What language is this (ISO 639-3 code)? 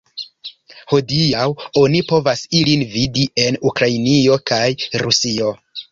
epo